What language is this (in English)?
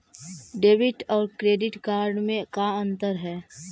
Magahi